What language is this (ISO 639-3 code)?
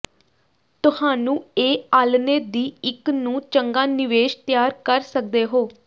pan